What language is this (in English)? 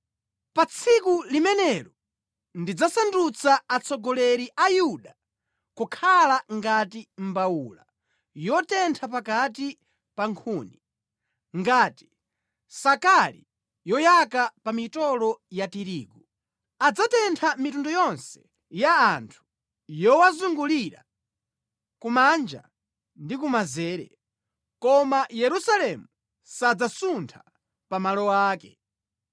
Nyanja